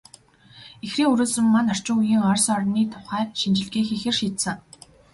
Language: Mongolian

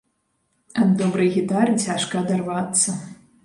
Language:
Belarusian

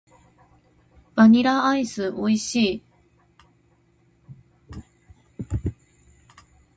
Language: Japanese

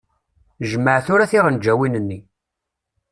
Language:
Kabyle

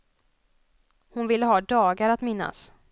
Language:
Swedish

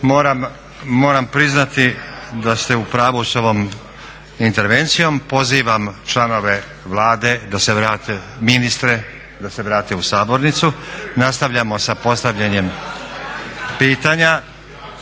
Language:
Croatian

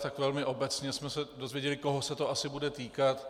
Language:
Czech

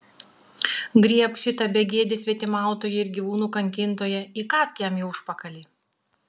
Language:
Lithuanian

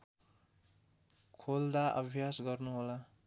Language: Nepali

